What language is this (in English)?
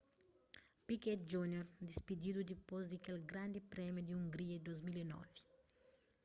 Kabuverdianu